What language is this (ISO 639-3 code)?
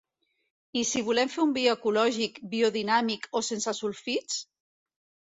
cat